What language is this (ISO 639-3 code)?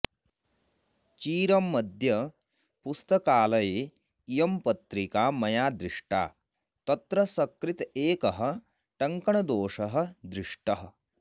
san